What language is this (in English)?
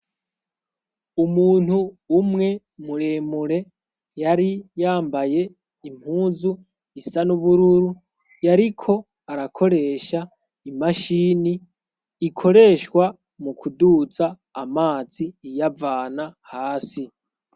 Rundi